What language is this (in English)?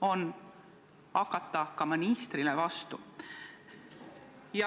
Estonian